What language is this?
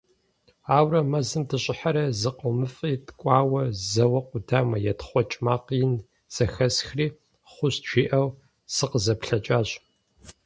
Kabardian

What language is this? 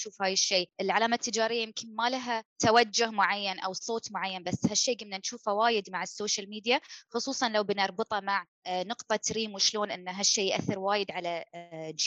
Arabic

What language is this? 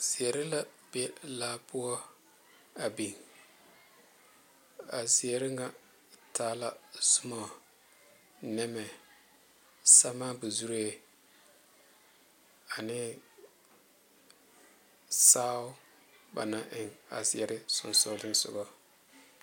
Southern Dagaare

